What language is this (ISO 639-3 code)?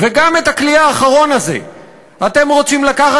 heb